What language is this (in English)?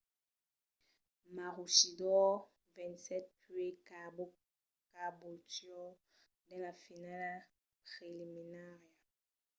Occitan